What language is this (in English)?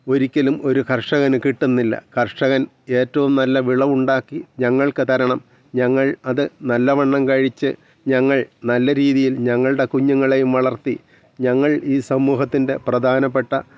Malayalam